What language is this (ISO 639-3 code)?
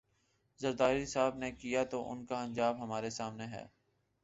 urd